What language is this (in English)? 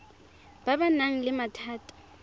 Tswana